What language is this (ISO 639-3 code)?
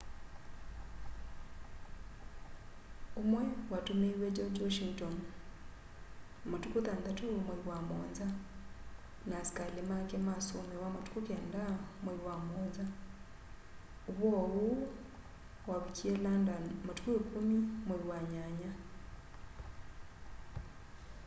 kam